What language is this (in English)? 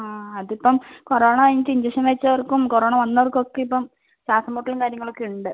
Malayalam